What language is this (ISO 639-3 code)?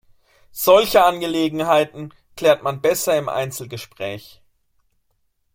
deu